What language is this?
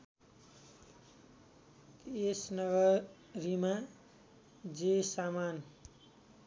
Nepali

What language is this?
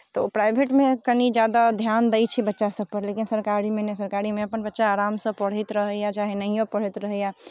Maithili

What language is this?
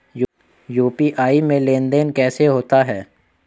Hindi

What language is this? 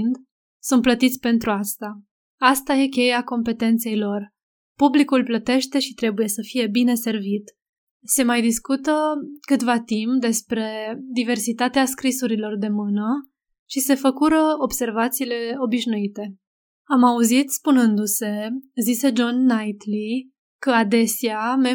Romanian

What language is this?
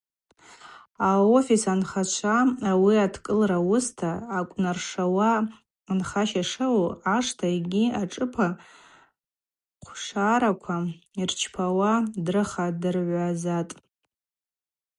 Abaza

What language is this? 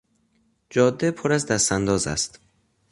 Persian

